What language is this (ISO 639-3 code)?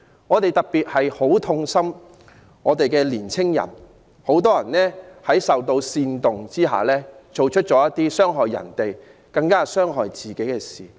yue